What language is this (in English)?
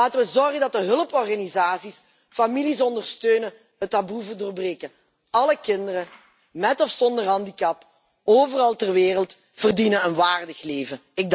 Dutch